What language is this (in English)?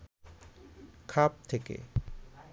Bangla